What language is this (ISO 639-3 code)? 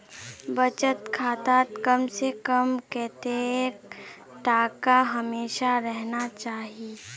mag